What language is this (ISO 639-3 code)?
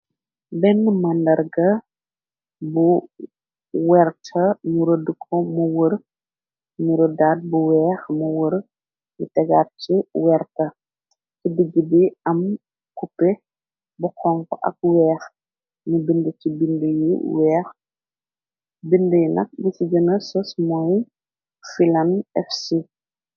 wol